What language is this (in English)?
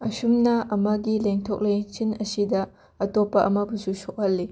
Manipuri